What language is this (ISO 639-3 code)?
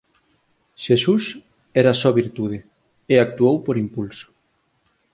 glg